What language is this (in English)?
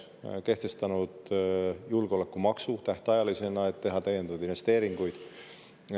Estonian